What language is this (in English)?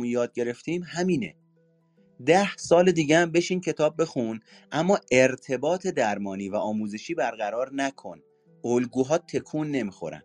Persian